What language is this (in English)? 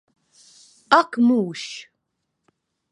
Latvian